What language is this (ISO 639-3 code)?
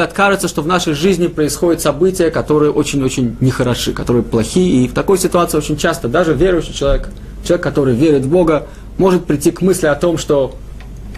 rus